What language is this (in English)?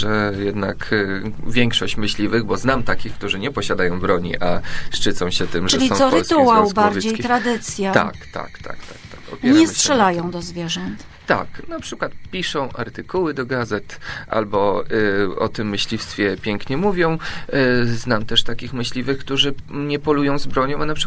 Polish